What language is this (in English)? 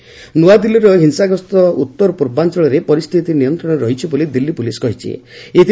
Odia